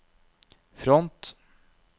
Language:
Norwegian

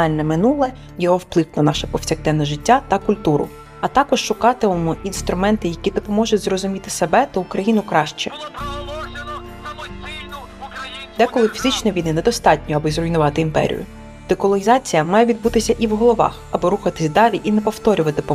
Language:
Ukrainian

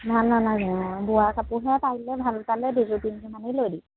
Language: Assamese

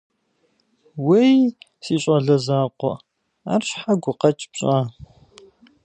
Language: Kabardian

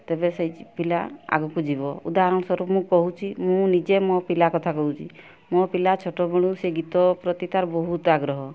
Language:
Odia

